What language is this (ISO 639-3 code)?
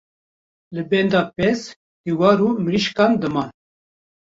kur